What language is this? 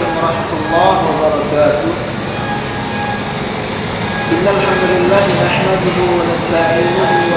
Indonesian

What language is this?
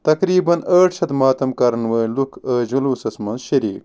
Kashmiri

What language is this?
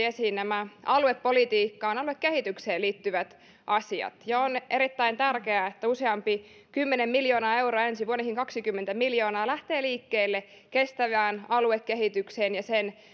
Finnish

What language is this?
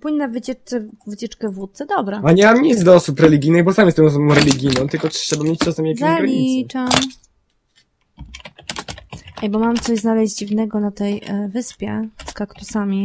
Polish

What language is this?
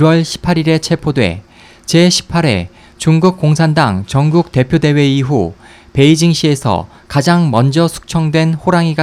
Korean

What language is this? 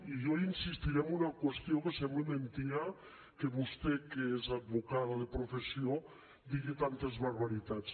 Catalan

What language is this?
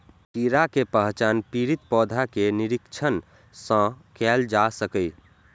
Maithili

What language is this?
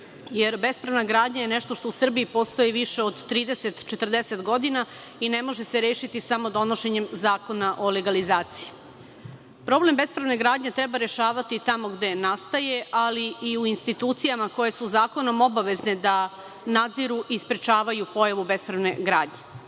Serbian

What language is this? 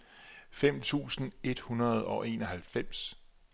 Danish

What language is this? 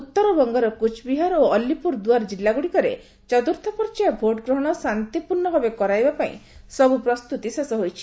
Odia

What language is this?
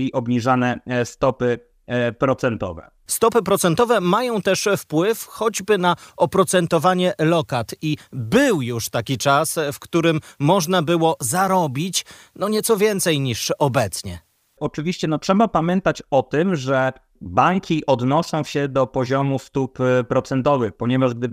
Polish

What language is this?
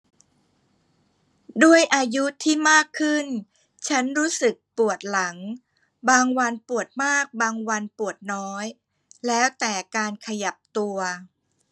Thai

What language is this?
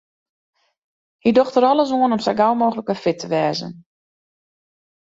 Western Frisian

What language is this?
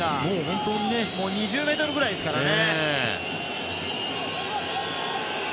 Japanese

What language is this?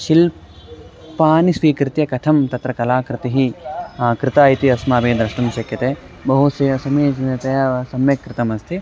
Sanskrit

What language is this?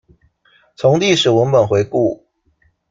Chinese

